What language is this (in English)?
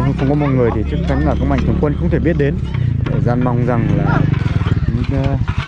Vietnamese